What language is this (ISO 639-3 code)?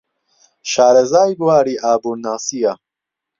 ckb